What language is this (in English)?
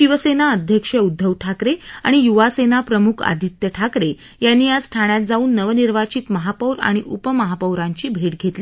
Marathi